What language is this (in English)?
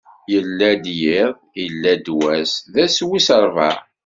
Kabyle